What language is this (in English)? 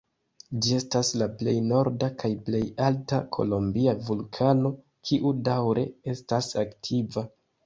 Esperanto